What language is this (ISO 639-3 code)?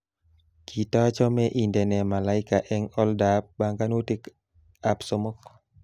kln